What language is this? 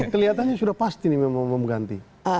Indonesian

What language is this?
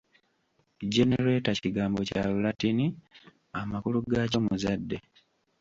Ganda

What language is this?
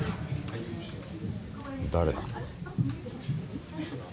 Japanese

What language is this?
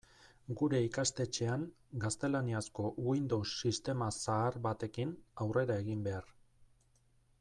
Basque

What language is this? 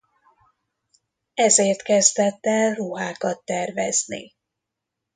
Hungarian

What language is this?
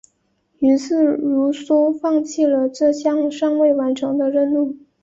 Chinese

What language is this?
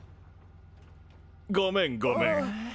Japanese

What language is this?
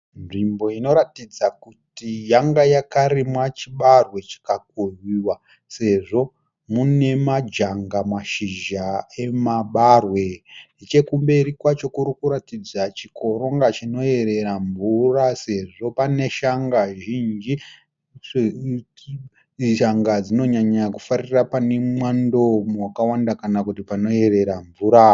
Shona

